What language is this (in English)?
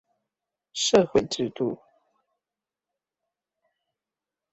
Chinese